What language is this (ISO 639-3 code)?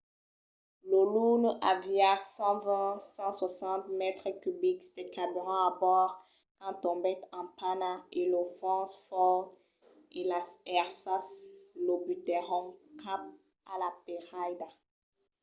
oci